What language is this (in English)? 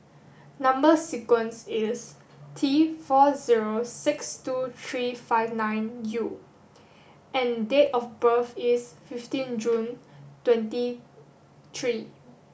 English